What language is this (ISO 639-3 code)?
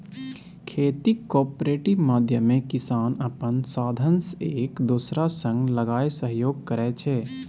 mai